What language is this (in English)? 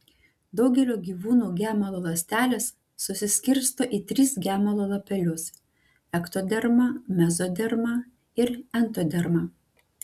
Lithuanian